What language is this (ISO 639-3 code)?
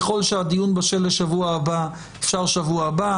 heb